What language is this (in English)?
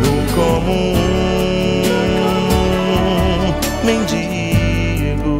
Latvian